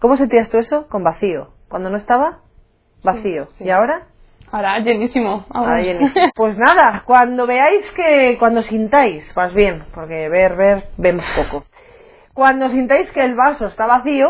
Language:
Spanish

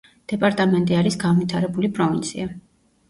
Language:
Georgian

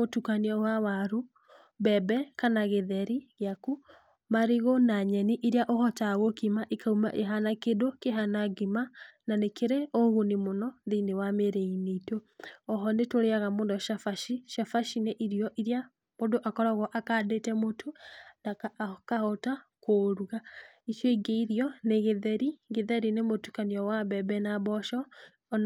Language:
Kikuyu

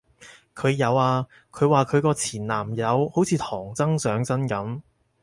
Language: Cantonese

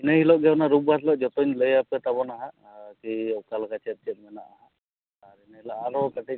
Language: Santali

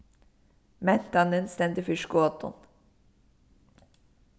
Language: Faroese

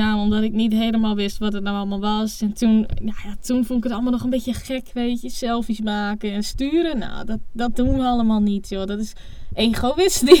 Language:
Dutch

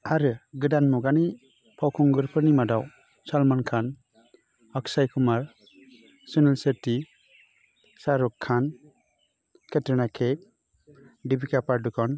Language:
Bodo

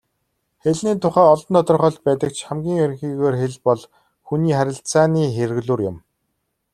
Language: Mongolian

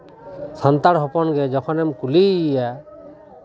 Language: Santali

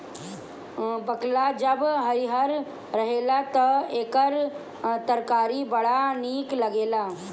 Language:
Bhojpuri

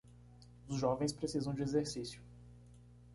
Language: Portuguese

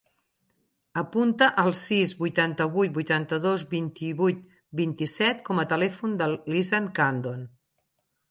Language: Catalan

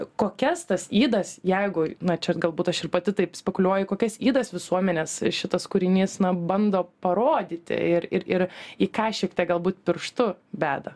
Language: Lithuanian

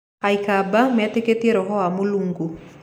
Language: Kikuyu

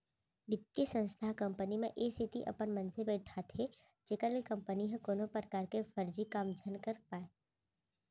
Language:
Chhattisgarhi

